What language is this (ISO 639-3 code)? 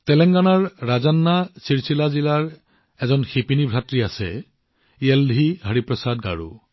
asm